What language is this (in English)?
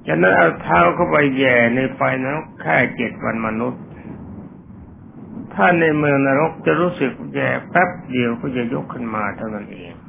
Thai